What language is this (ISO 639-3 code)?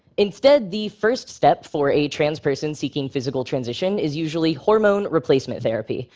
eng